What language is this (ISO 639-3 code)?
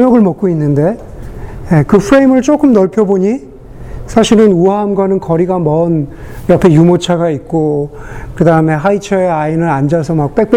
kor